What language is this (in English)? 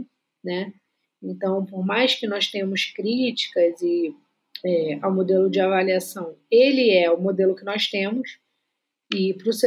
Portuguese